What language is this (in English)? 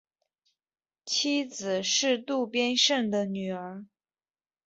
Chinese